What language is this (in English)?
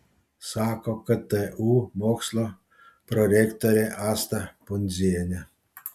Lithuanian